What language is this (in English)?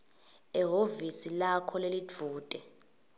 Swati